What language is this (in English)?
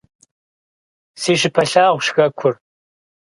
Kabardian